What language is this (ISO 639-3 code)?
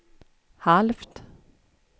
swe